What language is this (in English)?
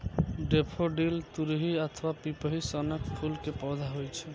Maithili